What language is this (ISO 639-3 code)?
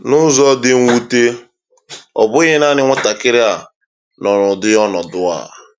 ibo